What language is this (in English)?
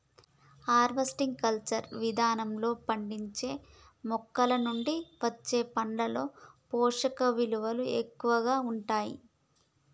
Telugu